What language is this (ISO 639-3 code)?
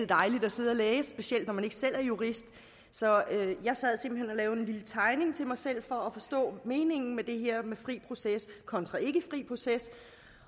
dan